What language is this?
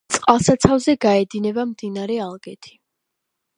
Georgian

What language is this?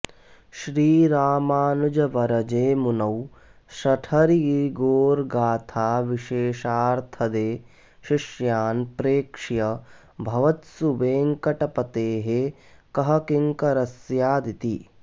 Sanskrit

